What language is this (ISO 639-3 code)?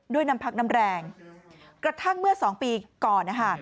tha